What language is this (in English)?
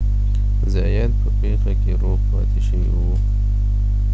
Pashto